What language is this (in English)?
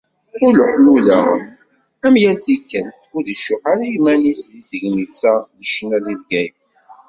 Kabyle